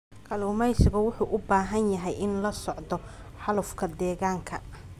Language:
Somali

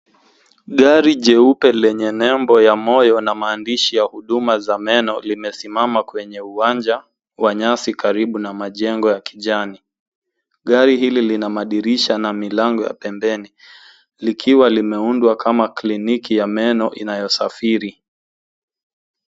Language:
Swahili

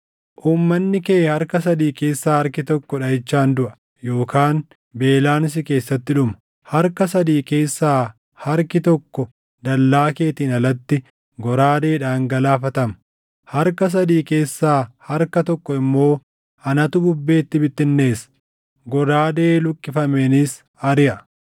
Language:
Oromo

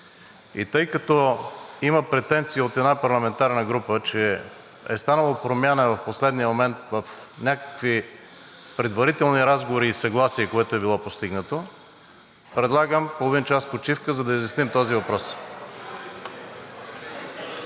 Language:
Bulgarian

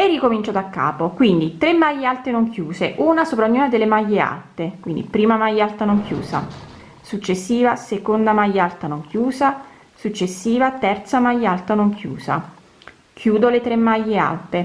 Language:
Italian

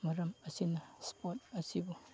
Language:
Manipuri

